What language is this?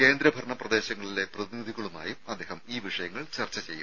Malayalam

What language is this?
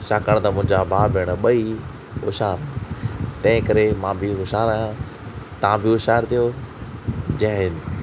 Sindhi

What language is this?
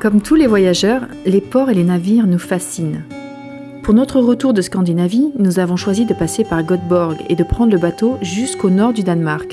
French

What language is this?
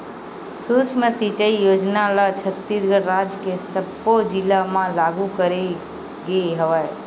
Chhattisgarhi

